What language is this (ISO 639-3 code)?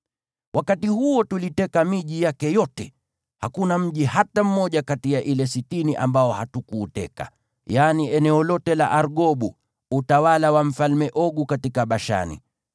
swa